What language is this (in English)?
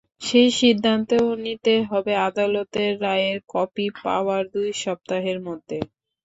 Bangla